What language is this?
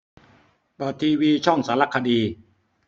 Thai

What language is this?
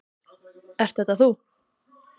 Icelandic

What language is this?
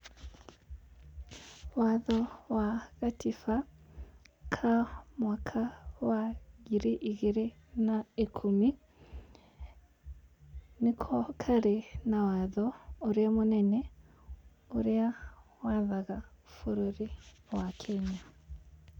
Kikuyu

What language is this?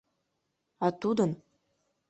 Mari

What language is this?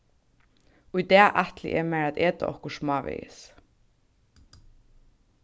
Faroese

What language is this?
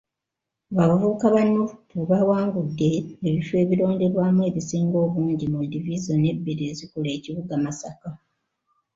Ganda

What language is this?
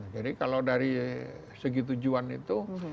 Indonesian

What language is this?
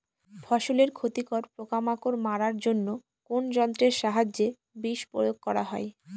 Bangla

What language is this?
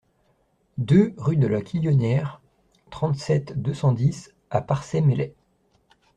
French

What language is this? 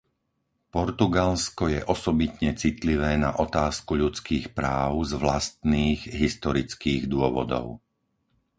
Slovak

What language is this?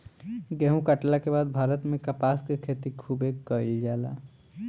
Bhojpuri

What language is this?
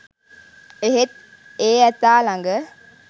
Sinhala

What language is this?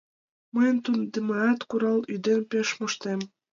Mari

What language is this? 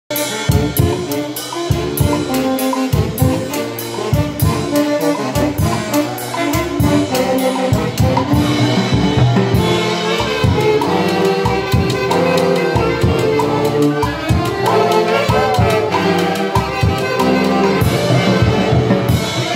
Spanish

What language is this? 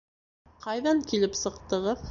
Bashkir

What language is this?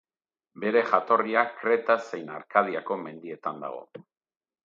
Basque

